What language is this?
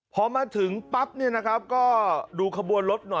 Thai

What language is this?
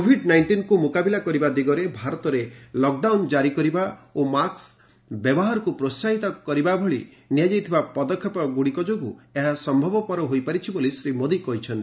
Odia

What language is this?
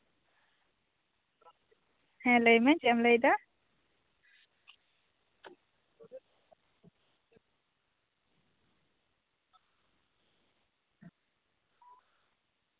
Santali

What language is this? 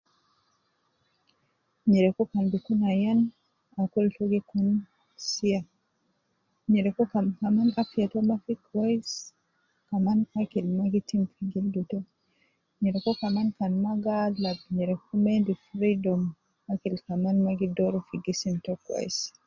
Nubi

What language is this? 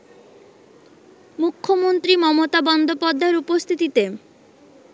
Bangla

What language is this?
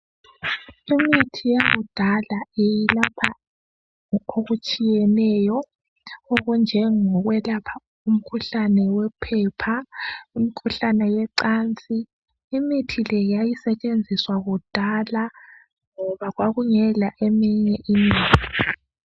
North Ndebele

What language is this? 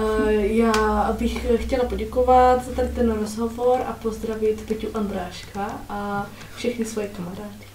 Czech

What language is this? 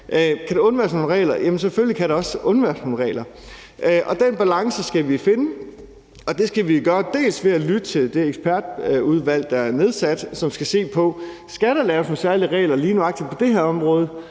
Danish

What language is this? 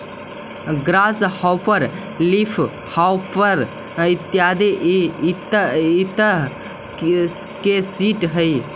Magahi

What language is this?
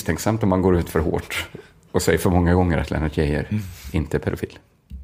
Swedish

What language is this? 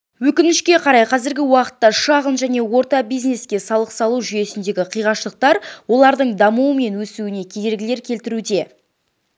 Kazakh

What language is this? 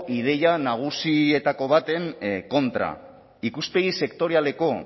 Basque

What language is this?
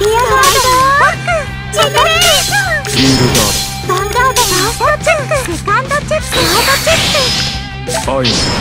Japanese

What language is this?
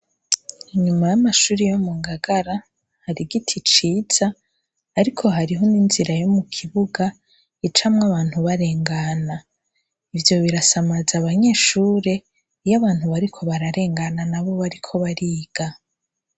Rundi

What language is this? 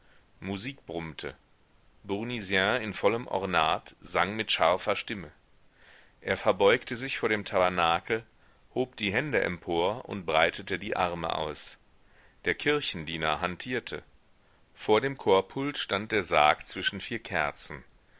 German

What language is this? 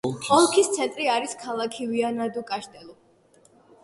Georgian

